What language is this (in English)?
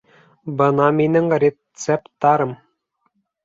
Bashkir